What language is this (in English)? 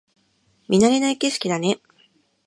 Japanese